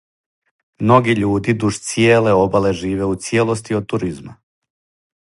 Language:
Serbian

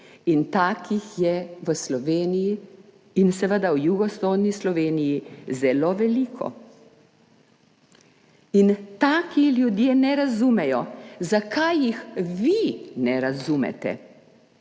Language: Slovenian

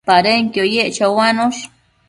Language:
Matsés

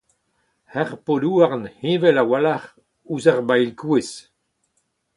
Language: Breton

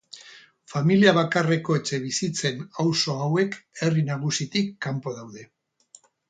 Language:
Basque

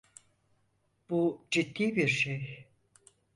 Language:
Turkish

